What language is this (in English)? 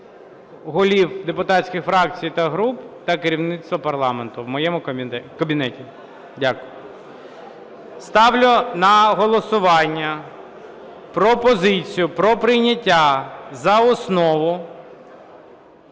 Ukrainian